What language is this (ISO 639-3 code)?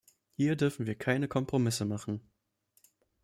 deu